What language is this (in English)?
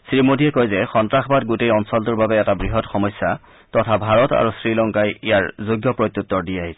Assamese